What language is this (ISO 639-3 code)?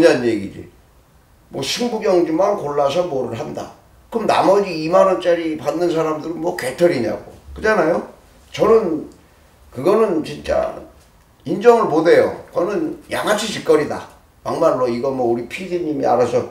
kor